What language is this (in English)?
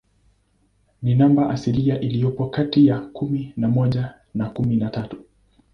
Swahili